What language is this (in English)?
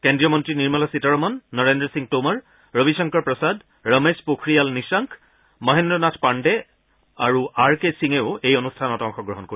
Assamese